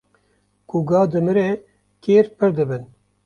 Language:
Kurdish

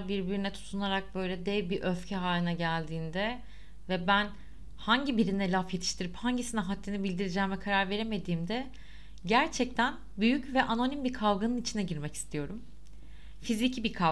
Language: Turkish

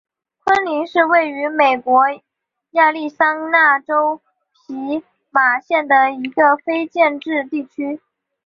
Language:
Chinese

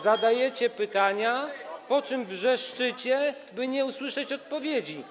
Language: Polish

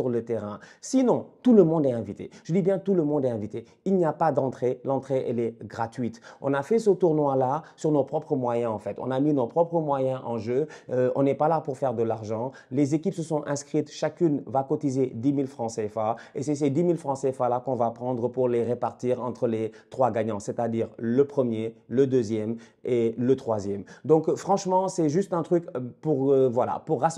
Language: French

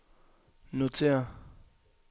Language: Danish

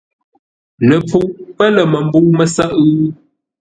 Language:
Ngombale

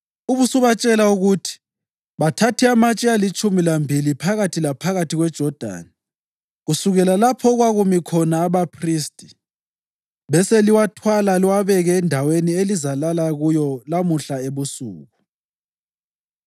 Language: North Ndebele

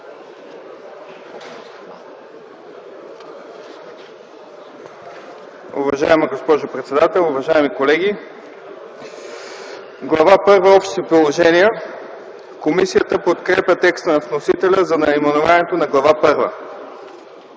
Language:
Bulgarian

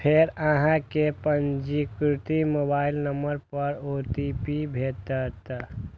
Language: Maithili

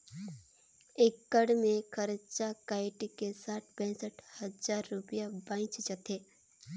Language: Chhattisgarhi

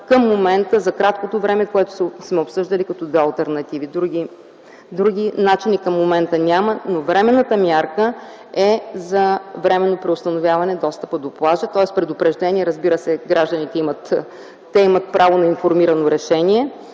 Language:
Bulgarian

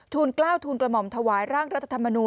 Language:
Thai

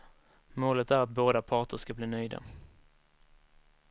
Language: Swedish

